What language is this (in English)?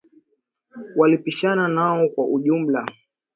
Swahili